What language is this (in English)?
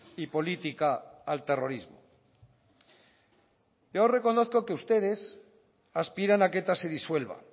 Spanish